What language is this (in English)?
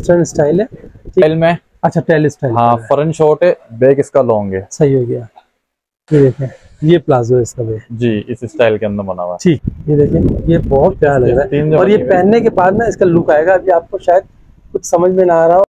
Hindi